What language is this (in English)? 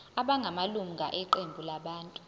Zulu